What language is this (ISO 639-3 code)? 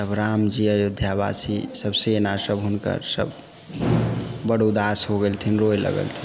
mai